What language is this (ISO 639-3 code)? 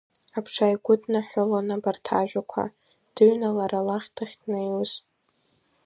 abk